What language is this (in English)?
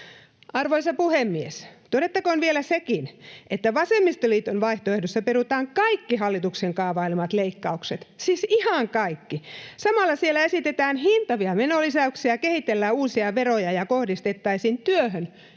Finnish